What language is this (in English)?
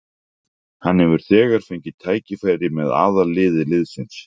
Icelandic